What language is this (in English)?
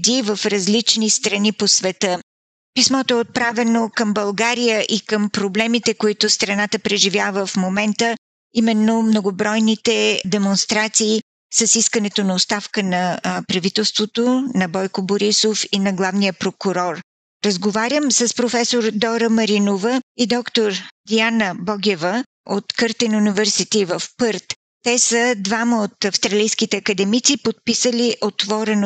Bulgarian